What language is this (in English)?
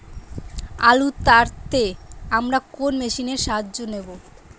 Bangla